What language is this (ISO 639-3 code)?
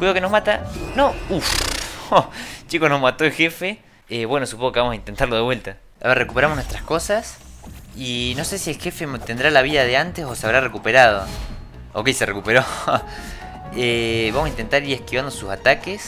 spa